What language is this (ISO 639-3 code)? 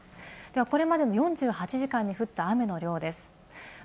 jpn